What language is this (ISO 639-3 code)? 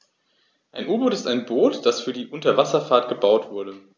deu